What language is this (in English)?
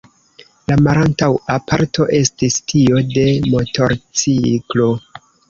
Esperanto